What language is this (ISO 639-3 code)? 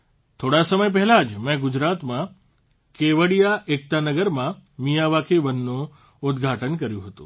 guj